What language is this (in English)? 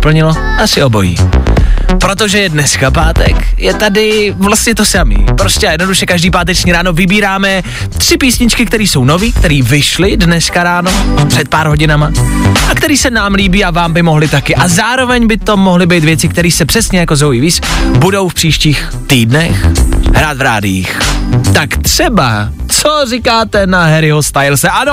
Czech